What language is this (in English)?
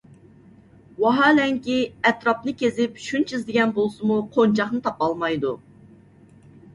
Uyghur